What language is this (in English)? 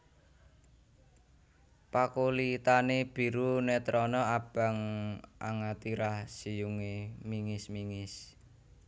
Javanese